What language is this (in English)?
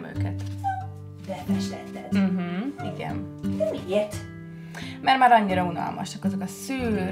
Hungarian